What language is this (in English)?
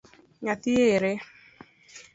Luo (Kenya and Tanzania)